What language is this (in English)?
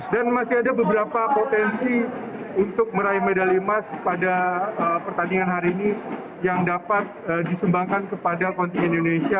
Indonesian